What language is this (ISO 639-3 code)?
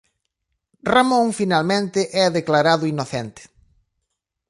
glg